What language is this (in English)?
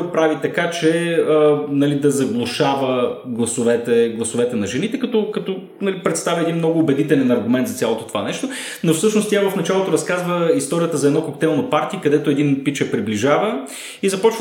Bulgarian